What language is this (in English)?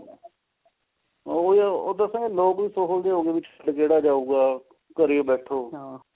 Punjabi